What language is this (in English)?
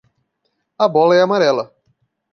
Portuguese